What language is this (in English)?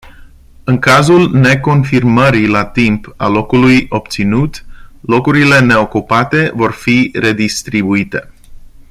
Romanian